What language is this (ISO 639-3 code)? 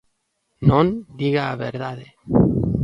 glg